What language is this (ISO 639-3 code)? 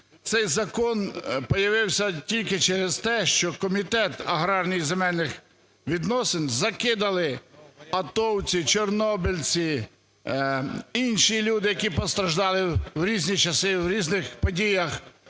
ukr